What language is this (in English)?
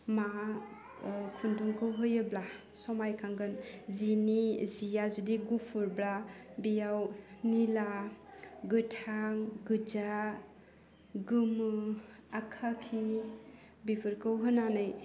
Bodo